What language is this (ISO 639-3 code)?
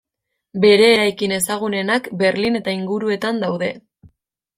eus